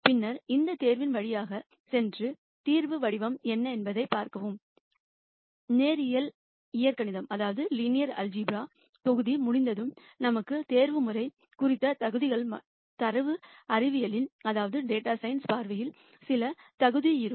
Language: Tamil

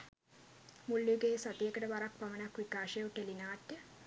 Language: Sinhala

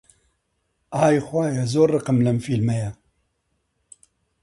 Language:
Central Kurdish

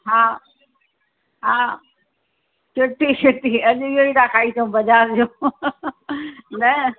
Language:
Sindhi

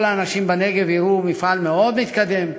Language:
Hebrew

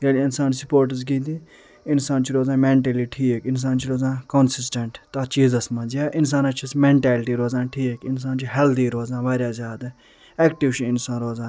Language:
Kashmiri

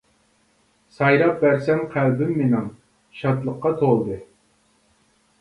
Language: Uyghur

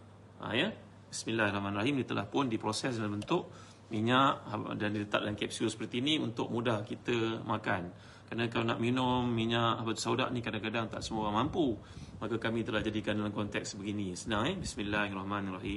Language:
Malay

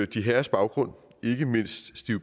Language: Danish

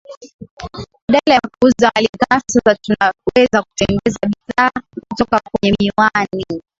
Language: Swahili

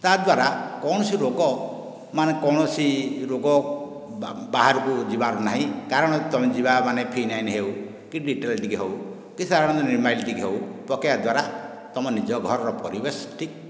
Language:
Odia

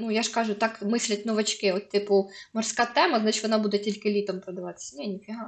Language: Ukrainian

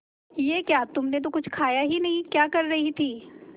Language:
Hindi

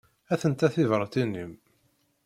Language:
Kabyle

